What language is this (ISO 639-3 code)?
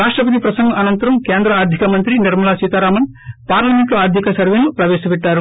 tel